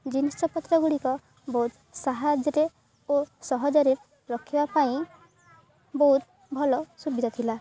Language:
Odia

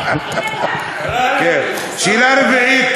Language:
Hebrew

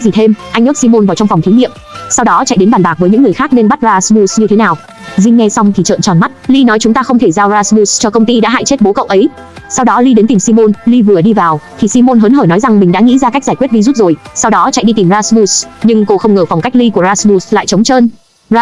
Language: Vietnamese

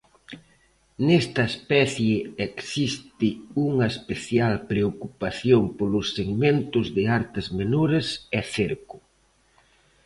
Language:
Galician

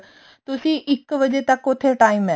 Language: Punjabi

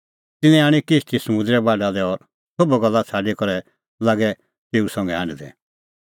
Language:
Kullu Pahari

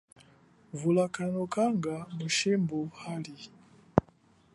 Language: Chokwe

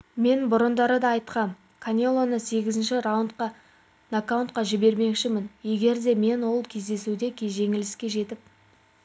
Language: Kazakh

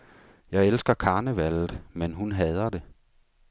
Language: Danish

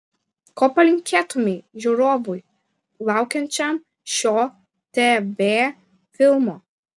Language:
Lithuanian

